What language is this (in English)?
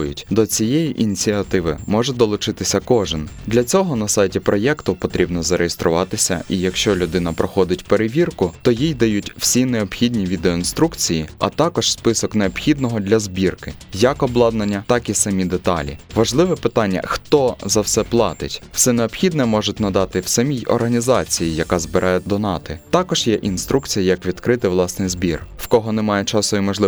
Ukrainian